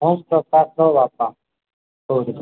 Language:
Odia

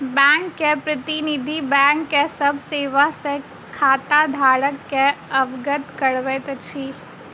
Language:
Maithili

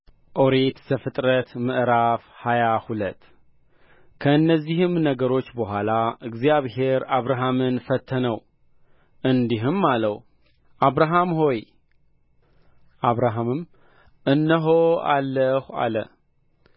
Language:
Amharic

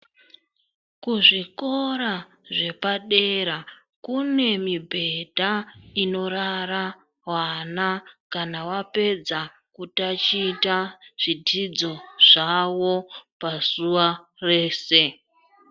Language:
Ndau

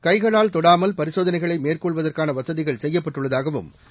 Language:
Tamil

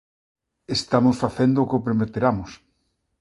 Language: Galician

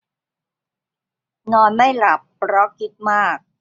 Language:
Thai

